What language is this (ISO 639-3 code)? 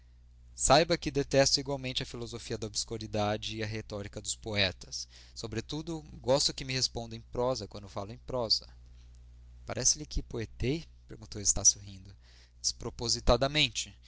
por